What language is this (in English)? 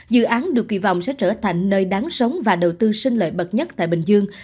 Vietnamese